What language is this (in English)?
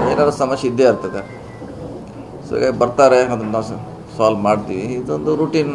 Kannada